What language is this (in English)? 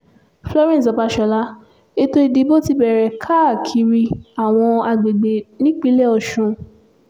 Yoruba